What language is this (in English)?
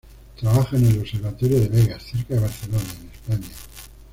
Spanish